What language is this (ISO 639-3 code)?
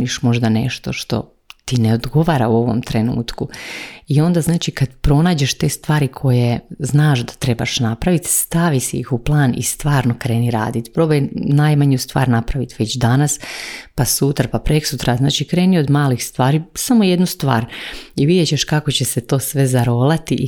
hrv